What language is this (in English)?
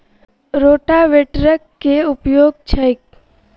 Maithili